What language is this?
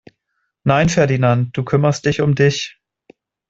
German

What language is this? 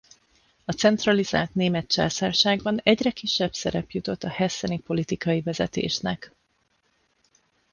Hungarian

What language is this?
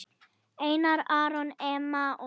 Icelandic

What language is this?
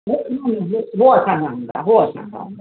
Sindhi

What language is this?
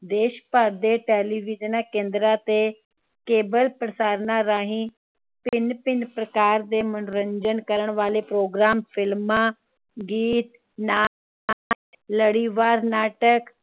Punjabi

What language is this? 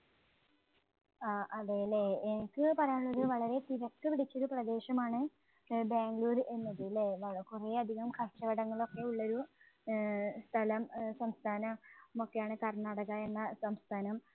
Malayalam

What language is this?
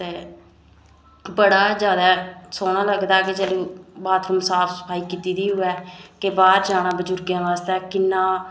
Dogri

